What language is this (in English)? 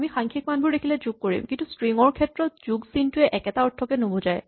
Assamese